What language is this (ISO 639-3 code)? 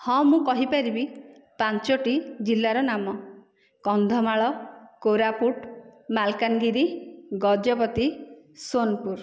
ori